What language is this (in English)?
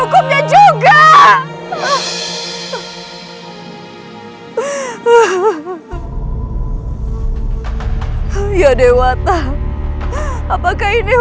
Indonesian